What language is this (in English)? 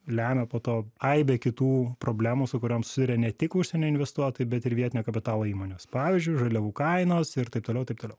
Lithuanian